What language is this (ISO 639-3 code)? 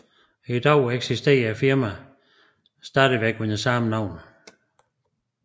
dan